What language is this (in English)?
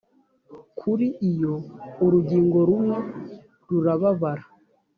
Kinyarwanda